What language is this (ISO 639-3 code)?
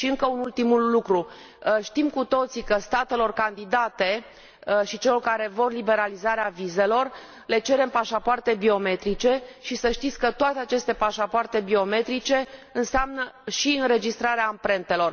ron